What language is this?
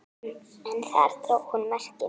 Icelandic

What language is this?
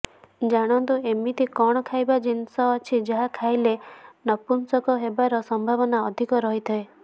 Odia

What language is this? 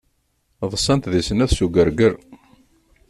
Kabyle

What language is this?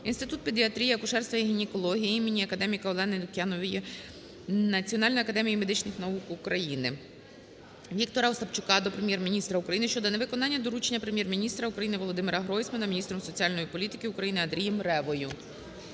Ukrainian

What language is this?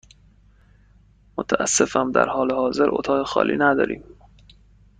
Persian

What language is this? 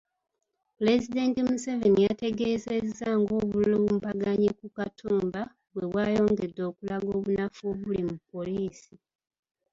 Ganda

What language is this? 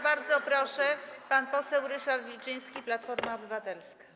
Polish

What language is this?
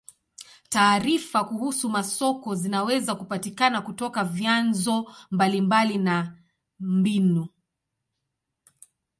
Swahili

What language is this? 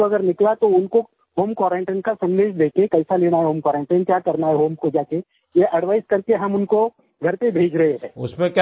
Hindi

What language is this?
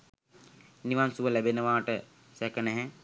Sinhala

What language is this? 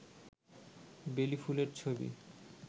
Bangla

